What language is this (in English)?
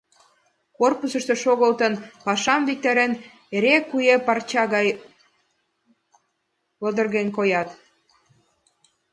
Mari